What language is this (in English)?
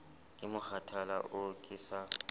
Southern Sotho